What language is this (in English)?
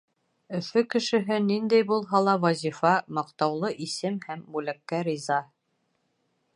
Bashkir